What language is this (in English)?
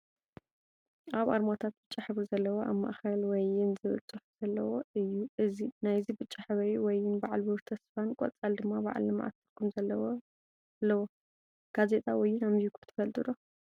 Tigrinya